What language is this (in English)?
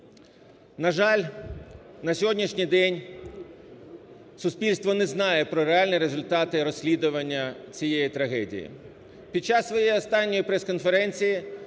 Ukrainian